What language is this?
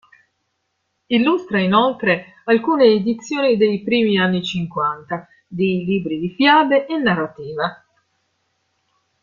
Italian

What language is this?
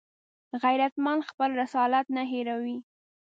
Pashto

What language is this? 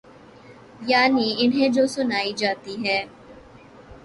Urdu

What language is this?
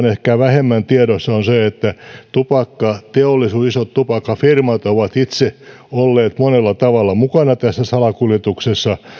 Finnish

